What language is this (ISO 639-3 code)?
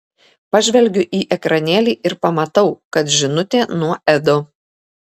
lit